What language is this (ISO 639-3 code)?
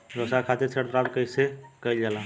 bho